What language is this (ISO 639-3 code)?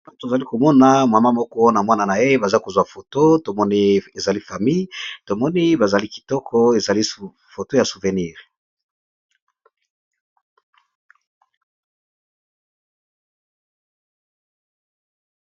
lin